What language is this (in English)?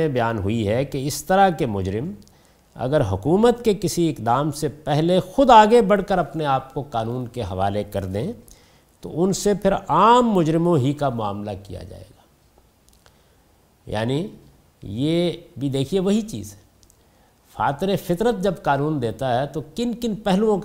Urdu